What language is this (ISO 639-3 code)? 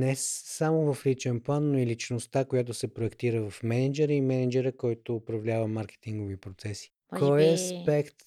bul